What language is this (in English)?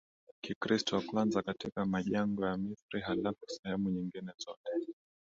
Swahili